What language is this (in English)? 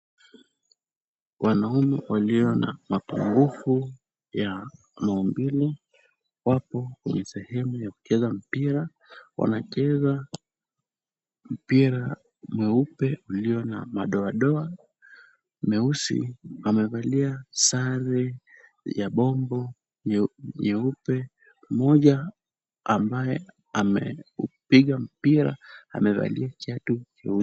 Swahili